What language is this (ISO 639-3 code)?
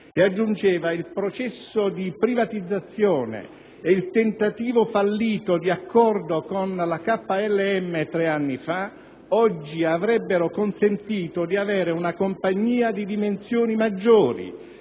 ita